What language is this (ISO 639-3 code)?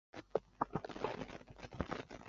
zho